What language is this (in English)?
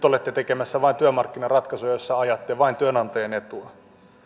Finnish